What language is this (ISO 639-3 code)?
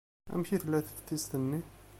kab